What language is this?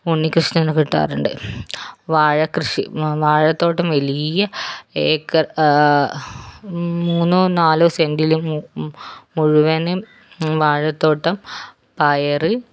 Malayalam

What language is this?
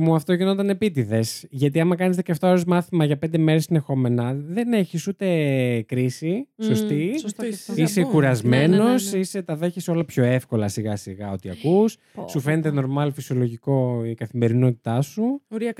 Greek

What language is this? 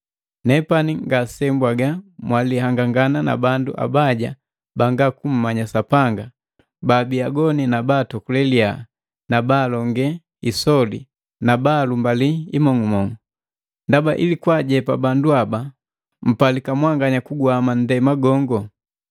Matengo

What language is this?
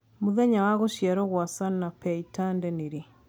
Kikuyu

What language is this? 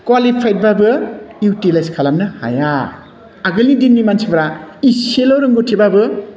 Bodo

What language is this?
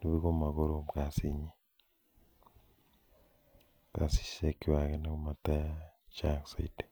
Kalenjin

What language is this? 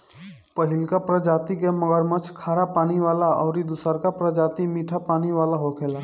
Bhojpuri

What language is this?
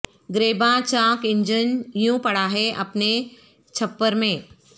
Urdu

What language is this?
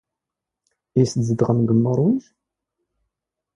Standard Moroccan Tamazight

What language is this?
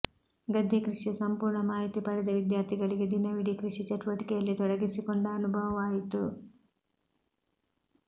Kannada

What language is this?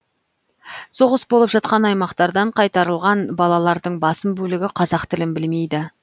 Kazakh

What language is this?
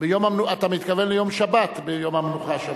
Hebrew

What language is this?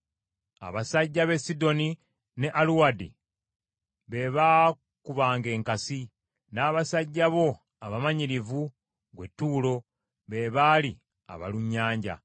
Ganda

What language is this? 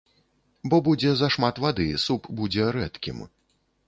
Belarusian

